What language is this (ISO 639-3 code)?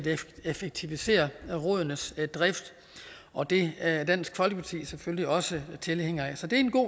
dan